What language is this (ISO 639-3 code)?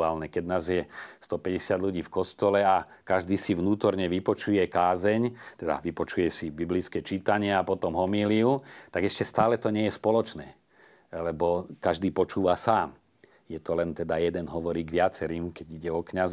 slk